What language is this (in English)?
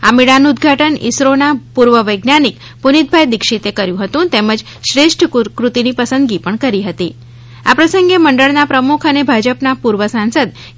Gujarati